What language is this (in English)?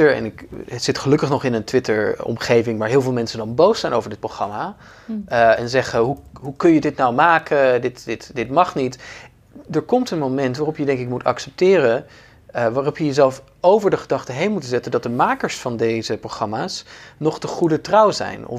Dutch